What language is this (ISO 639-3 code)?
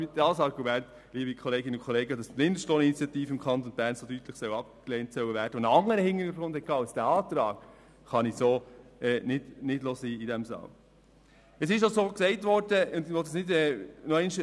gsw